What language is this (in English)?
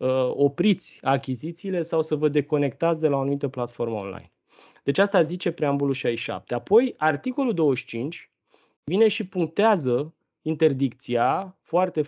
Romanian